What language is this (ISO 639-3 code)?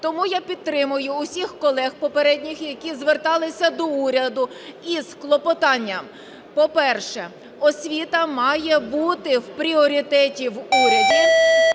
ukr